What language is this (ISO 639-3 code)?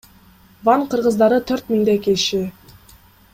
kir